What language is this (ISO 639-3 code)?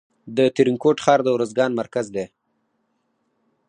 pus